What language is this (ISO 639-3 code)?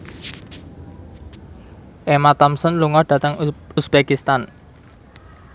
jav